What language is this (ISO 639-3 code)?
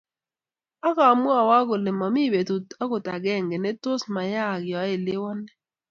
kln